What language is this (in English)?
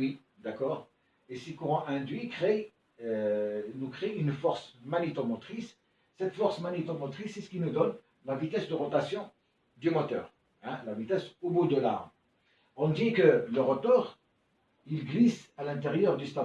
French